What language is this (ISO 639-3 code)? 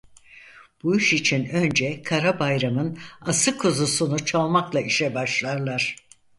tur